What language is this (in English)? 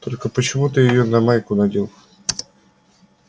Russian